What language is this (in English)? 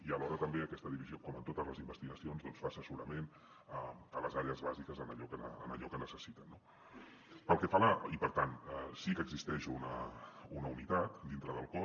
Catalan